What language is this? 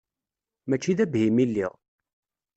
Kabyle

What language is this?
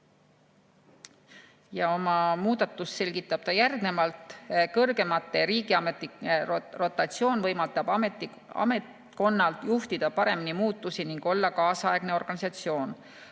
Estonian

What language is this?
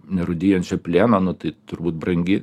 Lithuanian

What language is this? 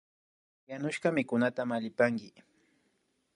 Imbabura Highland Quichua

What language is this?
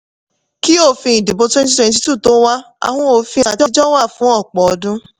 Yoruba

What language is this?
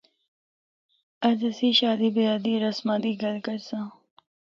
Northern Hindko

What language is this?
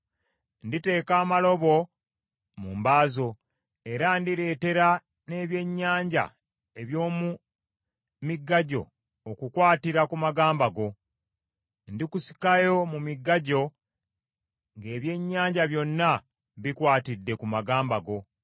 Ganda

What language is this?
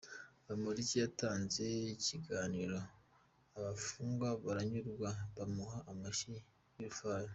Kinyarwanda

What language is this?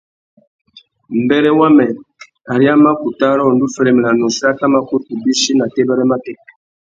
Tuki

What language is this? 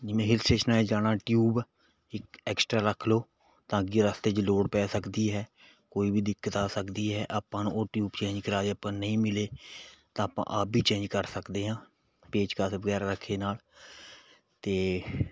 Punjabi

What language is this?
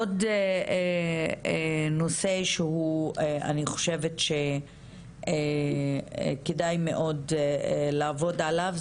Hebrew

